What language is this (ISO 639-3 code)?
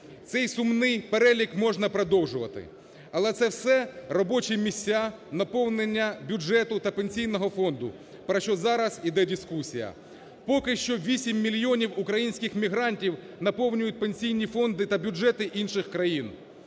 ukr